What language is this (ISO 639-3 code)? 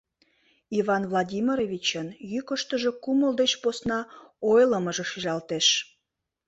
chm